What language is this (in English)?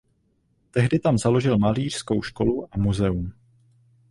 Czech